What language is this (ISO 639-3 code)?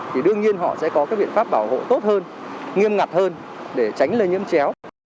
vie